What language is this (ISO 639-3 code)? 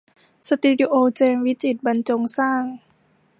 tha